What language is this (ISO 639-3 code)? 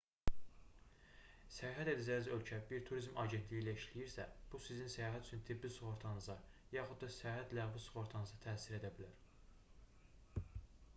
aze